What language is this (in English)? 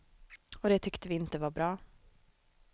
Swedish